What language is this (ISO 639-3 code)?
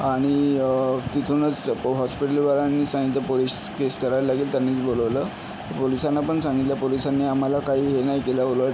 mar